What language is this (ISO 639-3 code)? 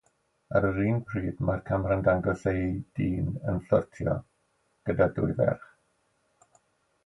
cym